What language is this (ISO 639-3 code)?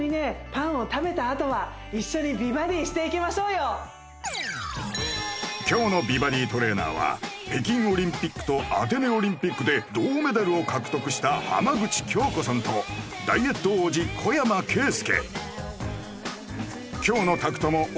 jpn